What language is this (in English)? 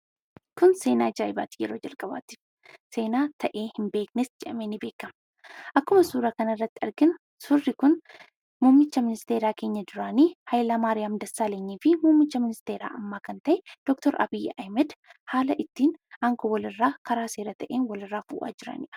Oromo